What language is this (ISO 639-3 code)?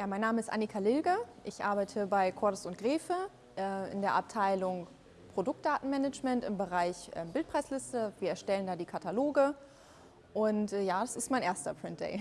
deu